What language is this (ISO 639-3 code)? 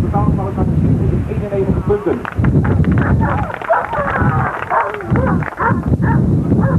nld